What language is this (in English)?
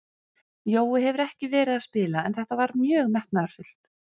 Icelandic